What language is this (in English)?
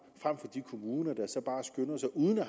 Danish